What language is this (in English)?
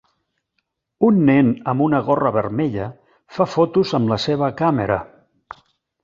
Catalan